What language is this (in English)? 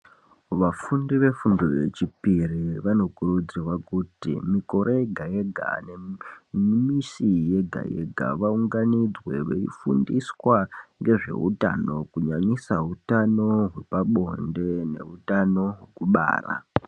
Ndau